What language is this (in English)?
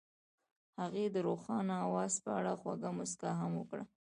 Pashto